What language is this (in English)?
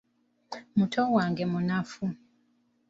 Ganda